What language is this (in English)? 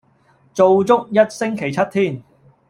Cantonese